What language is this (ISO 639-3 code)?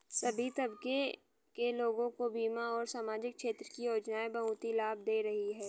hin